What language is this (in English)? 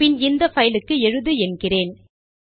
Tamil